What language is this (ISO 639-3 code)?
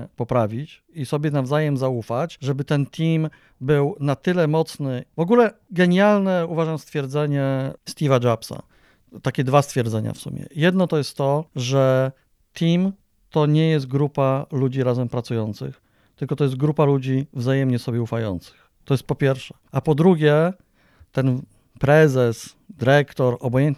pol